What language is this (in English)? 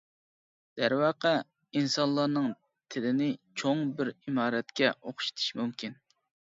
Uyghur